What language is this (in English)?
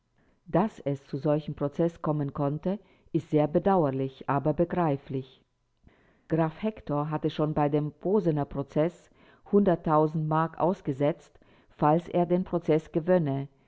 German